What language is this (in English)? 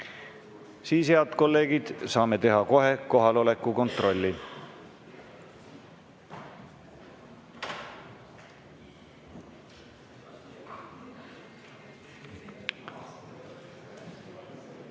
Estonian